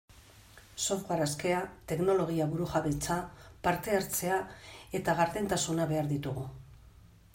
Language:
Basque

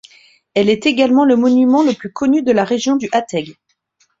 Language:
French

